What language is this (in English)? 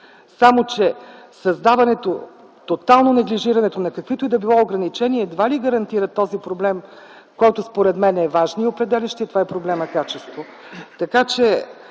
Bulgarian